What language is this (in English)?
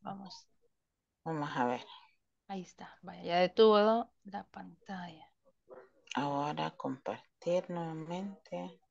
Spanish